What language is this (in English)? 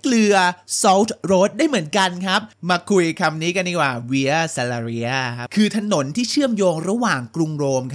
Thai